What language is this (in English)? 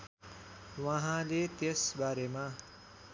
Nepali